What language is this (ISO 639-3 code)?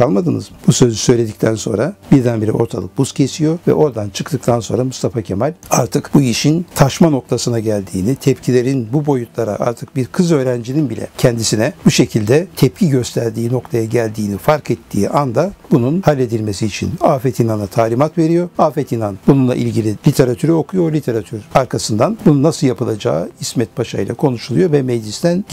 tur